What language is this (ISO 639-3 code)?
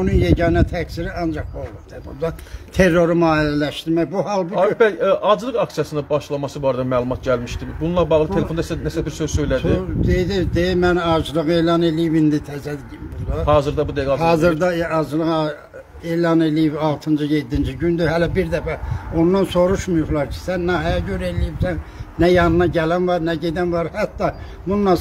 tur